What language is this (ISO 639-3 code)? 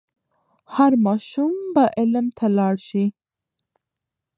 pus